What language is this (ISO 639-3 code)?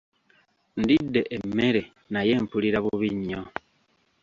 lug